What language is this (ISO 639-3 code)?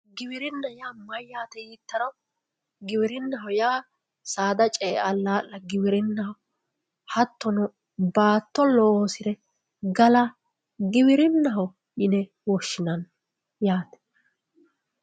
sid